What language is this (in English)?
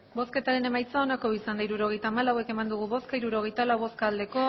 Basque